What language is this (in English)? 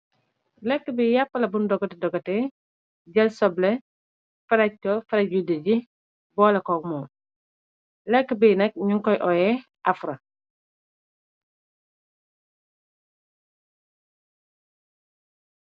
Wolof